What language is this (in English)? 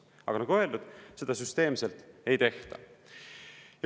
Estonian